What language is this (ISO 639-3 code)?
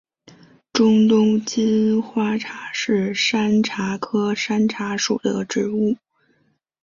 zho